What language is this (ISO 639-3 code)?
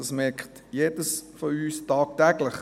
gsw